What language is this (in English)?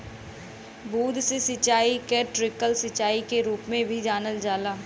Bhojpuri